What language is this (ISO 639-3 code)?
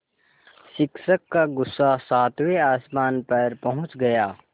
hin